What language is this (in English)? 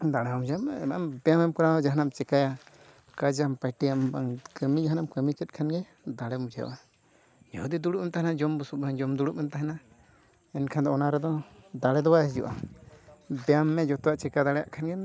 Santali